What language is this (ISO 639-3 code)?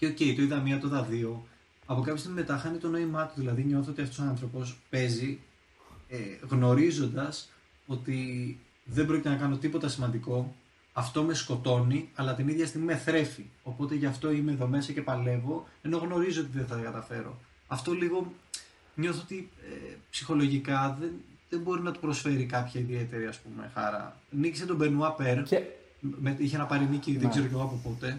ell